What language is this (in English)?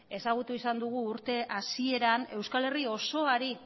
Basque